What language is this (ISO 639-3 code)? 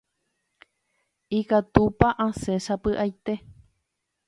grn